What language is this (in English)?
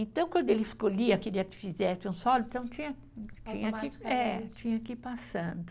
Portuguese